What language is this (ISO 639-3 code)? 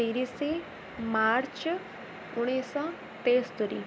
ori